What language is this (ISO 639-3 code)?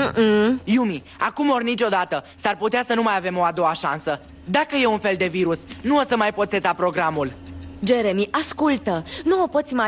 ron